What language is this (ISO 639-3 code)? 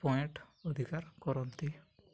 ori